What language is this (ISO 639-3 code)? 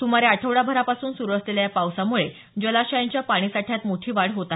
mar